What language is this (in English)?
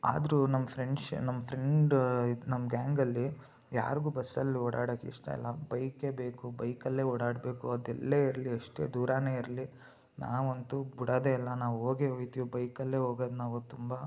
Kannada